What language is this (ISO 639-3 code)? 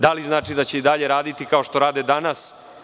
srp